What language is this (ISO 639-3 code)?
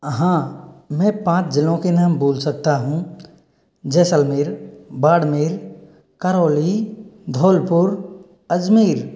hin